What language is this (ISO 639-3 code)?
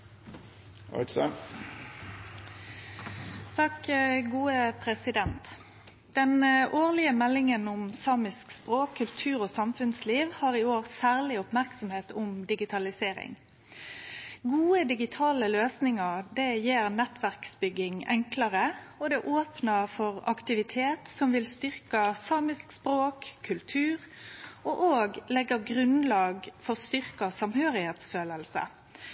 nno